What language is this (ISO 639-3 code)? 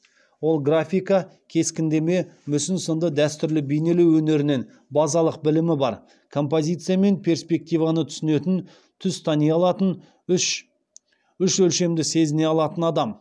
kaz